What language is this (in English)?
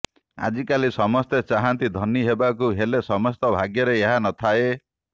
Odia